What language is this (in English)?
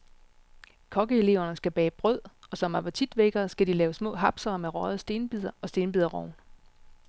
Danish